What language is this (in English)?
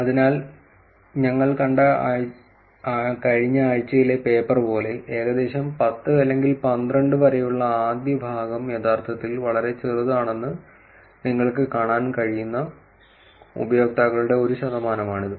Malayalam